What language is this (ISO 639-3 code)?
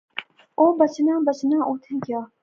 phr